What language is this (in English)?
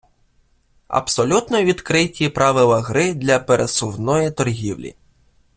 Ukrainian